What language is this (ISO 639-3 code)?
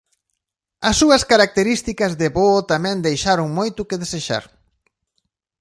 glg